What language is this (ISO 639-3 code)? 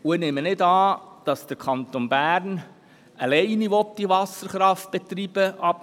gsw